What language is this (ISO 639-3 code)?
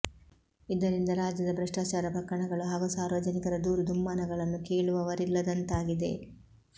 kan